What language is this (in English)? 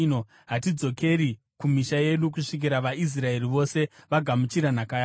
Shona